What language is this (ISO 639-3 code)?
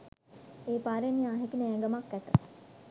sin